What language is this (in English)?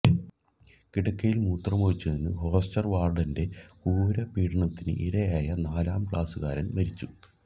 Malayalam